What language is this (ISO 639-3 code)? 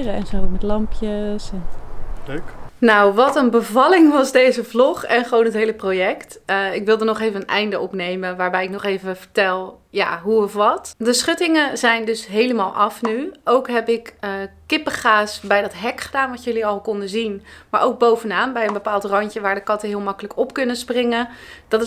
nld